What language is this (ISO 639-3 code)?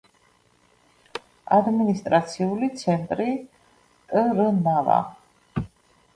kat